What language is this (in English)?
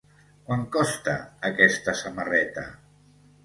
Catalan